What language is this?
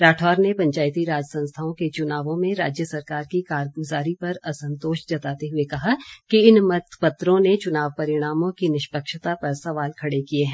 Hindi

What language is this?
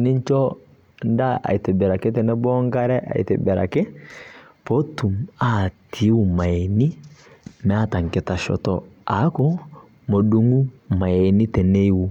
Masai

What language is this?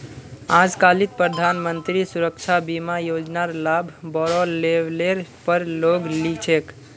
Magahi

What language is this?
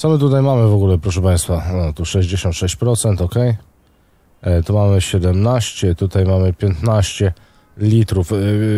Polish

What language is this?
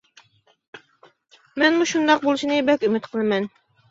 Uyghur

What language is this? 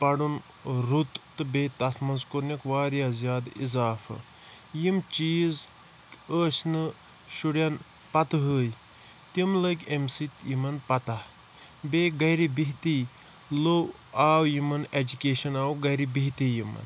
Kashmiri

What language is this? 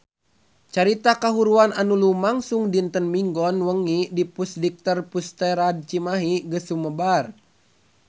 Sundanese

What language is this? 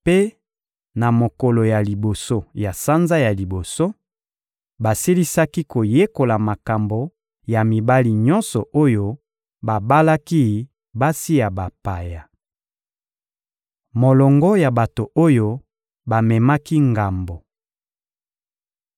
Lingala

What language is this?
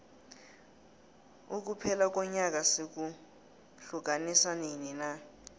South Ndebele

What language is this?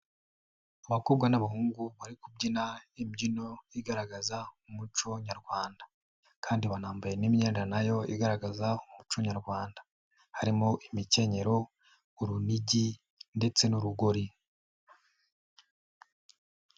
Kinyarwanda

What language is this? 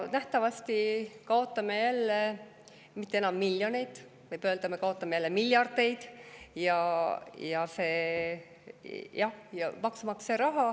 Estonian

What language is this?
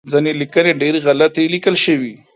Pashto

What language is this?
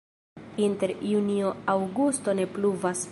Esperanto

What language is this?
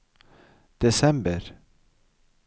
Norwegian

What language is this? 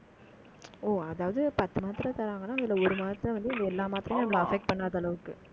Tamil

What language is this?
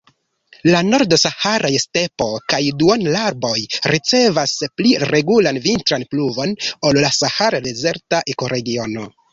Esperanto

